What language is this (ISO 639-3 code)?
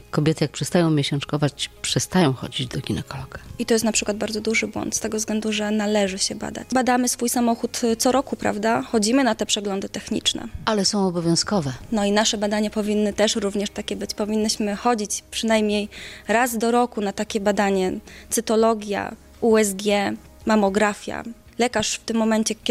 pol